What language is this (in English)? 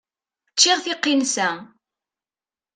Kabyle